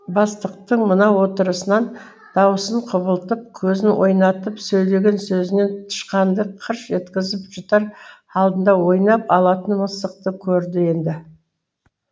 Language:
Kazakh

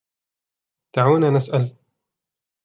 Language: Arabic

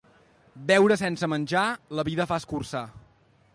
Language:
Catalan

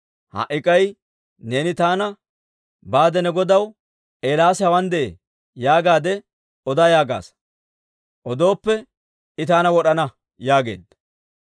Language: Dawro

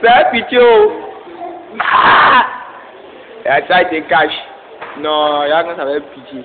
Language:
French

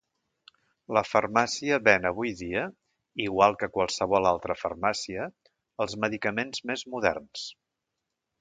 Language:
Catalan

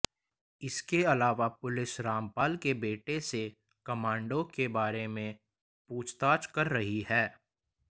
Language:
Hindi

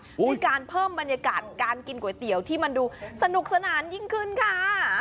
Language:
Thai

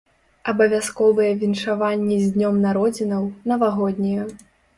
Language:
Belarusian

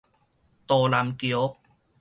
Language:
Min Nan Chinese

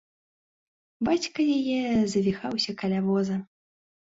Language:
Belarusian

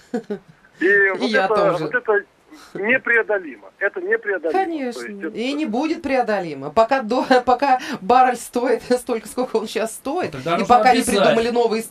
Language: Russian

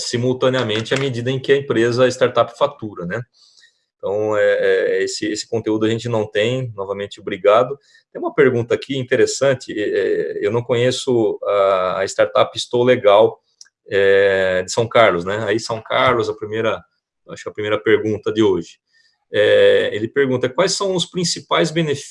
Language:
Portuguese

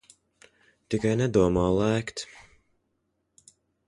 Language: Latvian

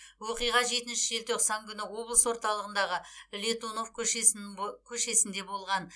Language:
Kazakh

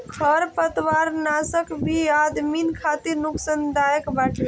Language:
Bhojpuri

